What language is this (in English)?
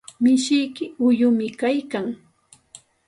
Santa Ana de Tusi Pasco Quechua